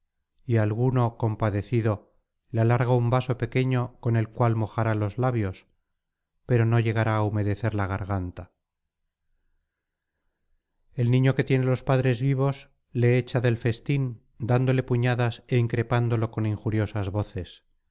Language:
Spanish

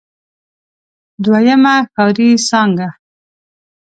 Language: Pashto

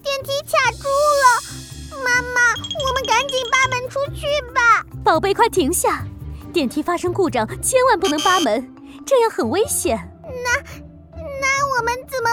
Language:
Chinese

